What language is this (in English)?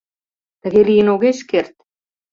Mari